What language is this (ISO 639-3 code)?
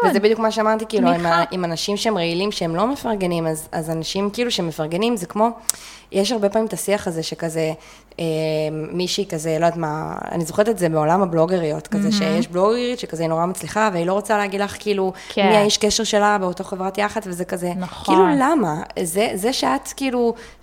heb